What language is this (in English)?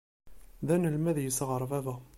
Kabyle